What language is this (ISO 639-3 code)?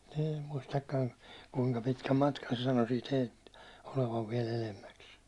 fin